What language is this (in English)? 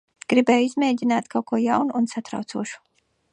Latvian